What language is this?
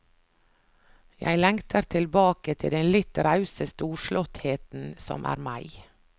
Norwegian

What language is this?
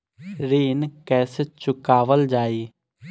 Bhojpuri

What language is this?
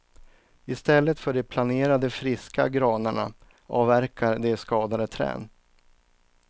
Swedish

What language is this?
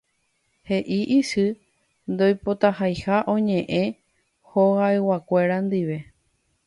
Guarani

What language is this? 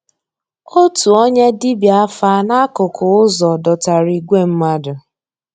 Igbo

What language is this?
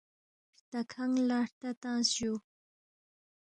Balti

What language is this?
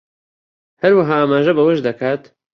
Central Kurdish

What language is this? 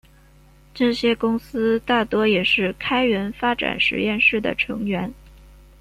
Chinese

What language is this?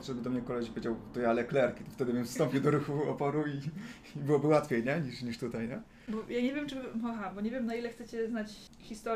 Polish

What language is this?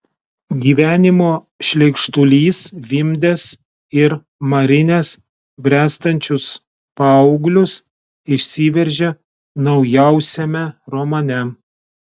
Lithuanian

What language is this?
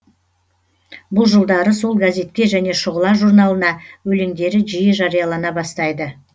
Kazakh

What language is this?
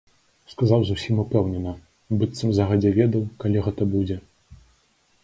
Belarusian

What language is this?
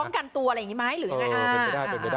Thai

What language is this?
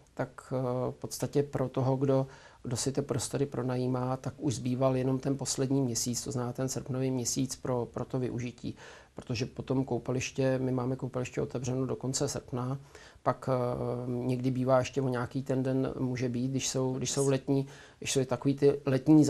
Czech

